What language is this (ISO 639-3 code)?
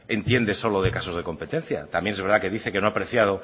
spa